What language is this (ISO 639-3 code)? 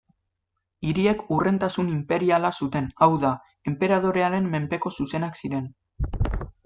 eus